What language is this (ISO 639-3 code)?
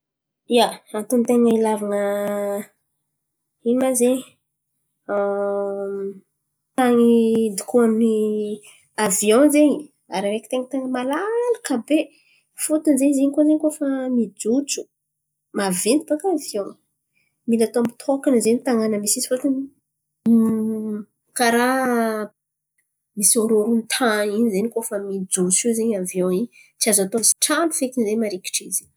xmv